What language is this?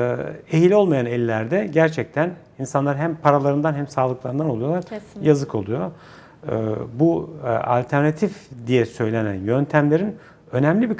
Turkish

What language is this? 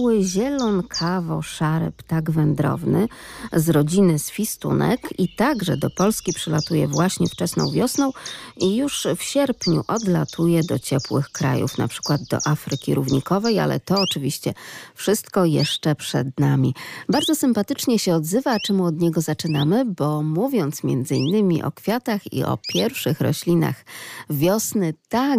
Polish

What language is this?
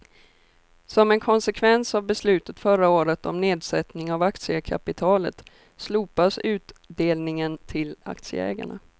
Swedish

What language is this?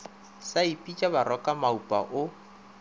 Northern Sotho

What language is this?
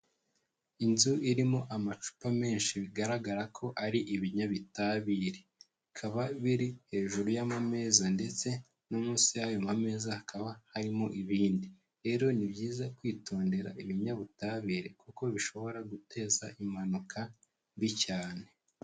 Kinyarwanda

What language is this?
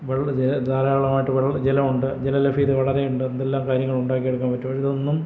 Malayalam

